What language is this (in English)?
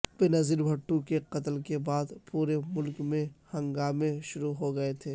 Urdu